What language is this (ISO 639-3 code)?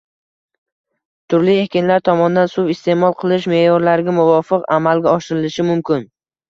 uzb